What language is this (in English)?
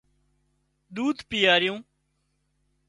Wadiyara Koli